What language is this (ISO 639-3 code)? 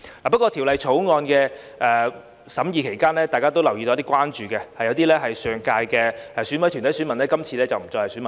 yue